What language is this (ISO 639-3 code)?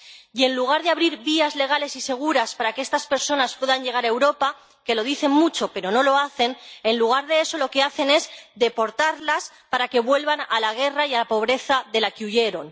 spa